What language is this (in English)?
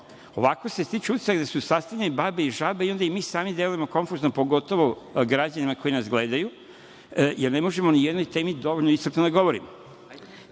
Serbian